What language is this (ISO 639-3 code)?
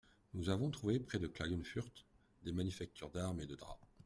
fra